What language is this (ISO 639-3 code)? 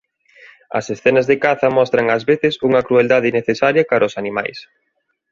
glg